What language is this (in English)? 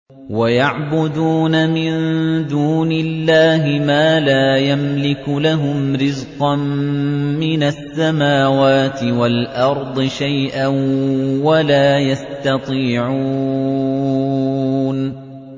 Arabic